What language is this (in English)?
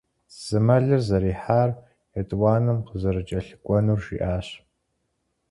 Kabardian